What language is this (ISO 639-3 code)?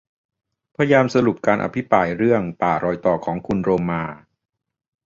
tha